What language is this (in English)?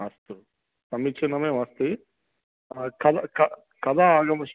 Sanskrit